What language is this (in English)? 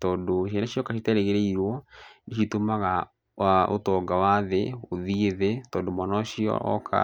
Kikuyu